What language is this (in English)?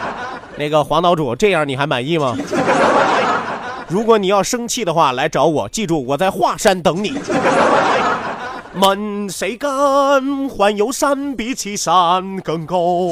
Chinese